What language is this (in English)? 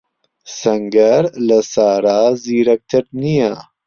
Central Kurdish